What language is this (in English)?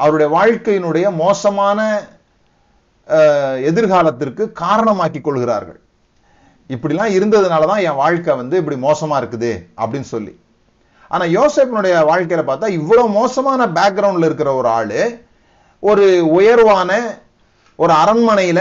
Tamil